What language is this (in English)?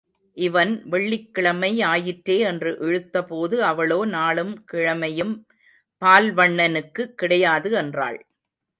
Tamil